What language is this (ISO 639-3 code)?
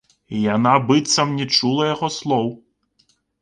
bel